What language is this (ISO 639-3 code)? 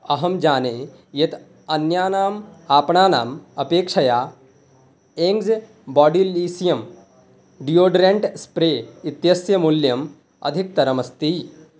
san